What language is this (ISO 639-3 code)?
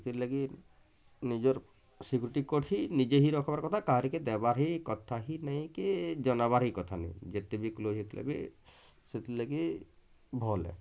ori